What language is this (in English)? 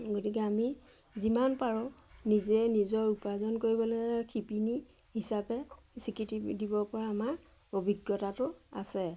Assamese